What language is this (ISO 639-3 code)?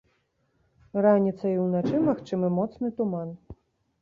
bel